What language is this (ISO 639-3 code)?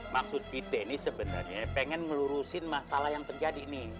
ind